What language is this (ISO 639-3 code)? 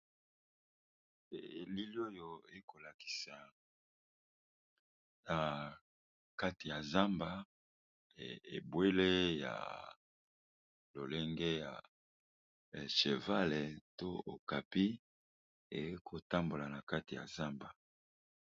lin